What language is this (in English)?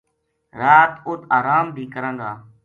Gujari